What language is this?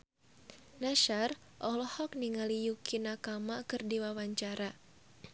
Sundanese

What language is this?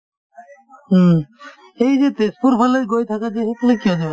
Assamese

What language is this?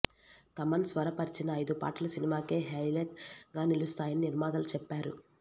Telugu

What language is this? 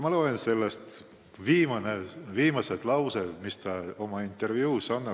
Estonian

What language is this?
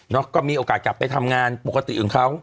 Thai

